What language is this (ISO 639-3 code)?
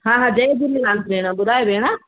snd